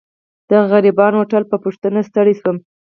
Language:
Pashto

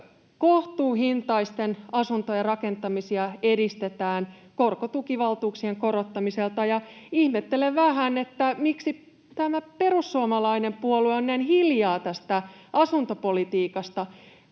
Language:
Finnish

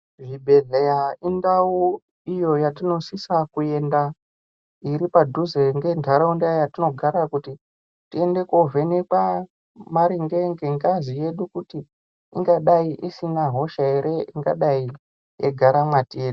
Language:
Ndau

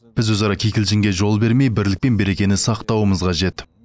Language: Kazakh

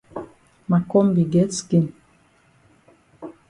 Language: Cameroon Pidgin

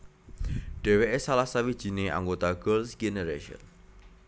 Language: Javanese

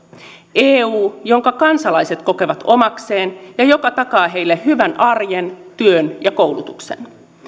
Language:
Finnish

